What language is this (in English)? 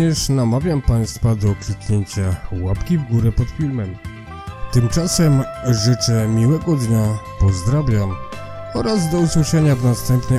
Polish